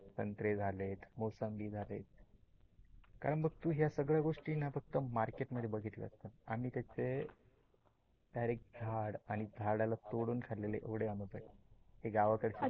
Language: Marathi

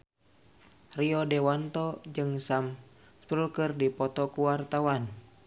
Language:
Sundanese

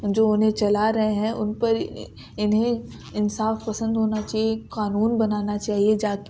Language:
Urdu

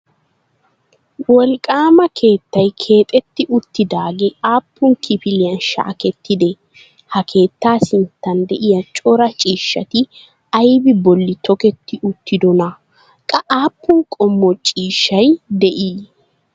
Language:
Wolaytta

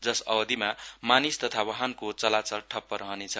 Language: Nepali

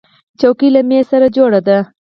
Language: Pashto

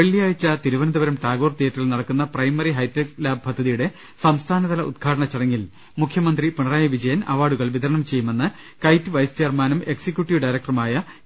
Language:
Malayalam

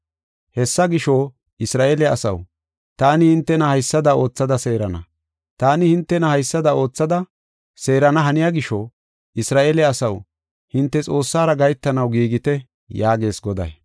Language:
Gofa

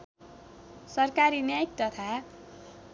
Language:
Nepali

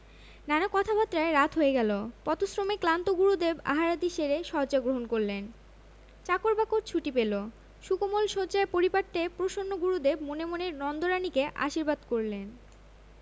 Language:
Bangla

